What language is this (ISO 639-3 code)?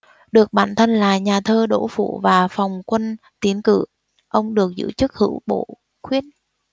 vie